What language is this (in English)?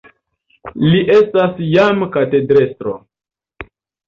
Esperanto